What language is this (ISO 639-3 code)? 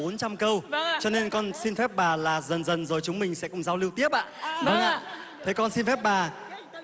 vie